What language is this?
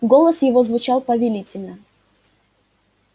Russian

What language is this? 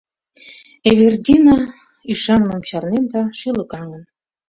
Mari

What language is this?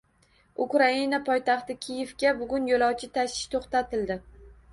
Uzbek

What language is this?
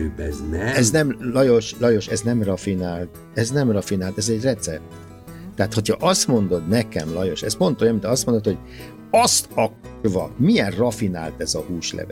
Hungarian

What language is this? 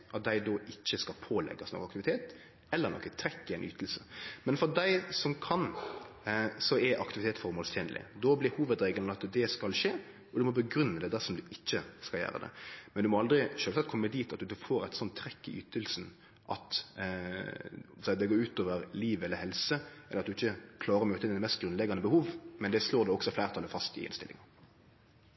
Norwegian Nynorsk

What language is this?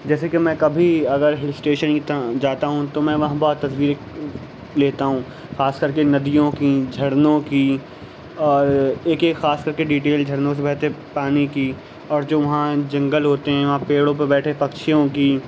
Urdu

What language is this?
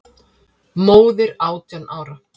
Icelandic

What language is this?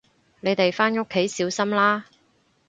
Cantonese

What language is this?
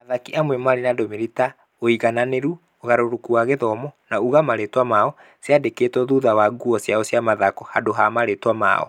Kikuyu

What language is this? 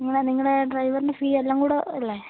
Malayalam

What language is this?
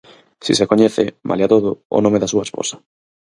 Galician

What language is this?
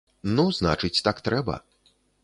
Belarusian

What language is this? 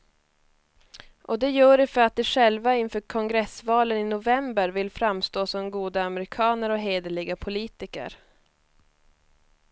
Swedish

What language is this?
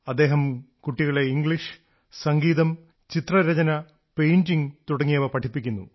Malayalam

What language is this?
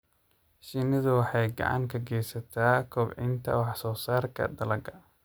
Somali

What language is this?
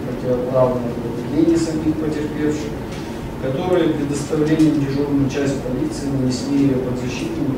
Russian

